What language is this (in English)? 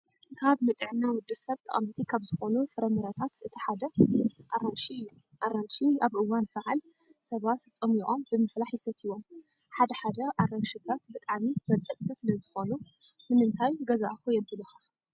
Tigrinya